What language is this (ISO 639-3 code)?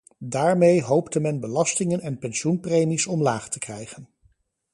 nld